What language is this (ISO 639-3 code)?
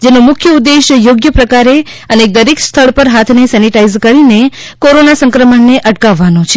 guj